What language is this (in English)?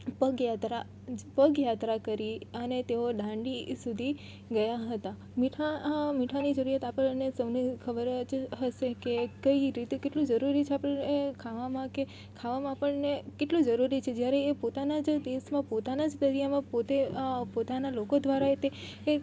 Gujarati